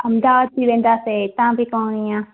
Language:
Sindhi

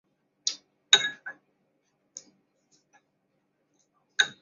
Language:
Chinese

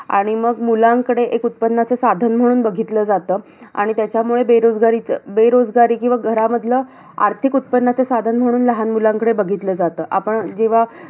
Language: Marathi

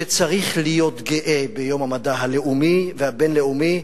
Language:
Hebrew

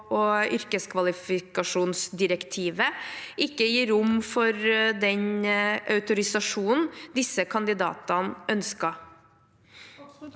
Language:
Norwegian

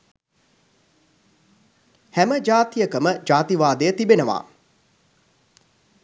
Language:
Sinhala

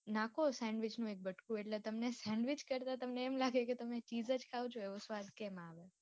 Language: Gujarati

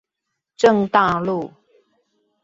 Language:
Chinese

